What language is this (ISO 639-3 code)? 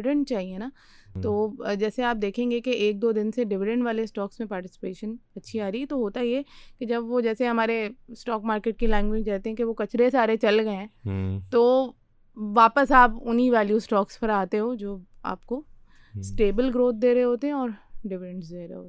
urd